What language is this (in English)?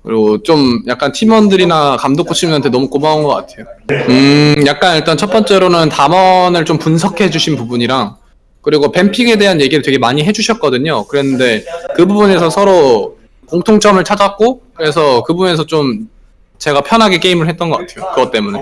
Korean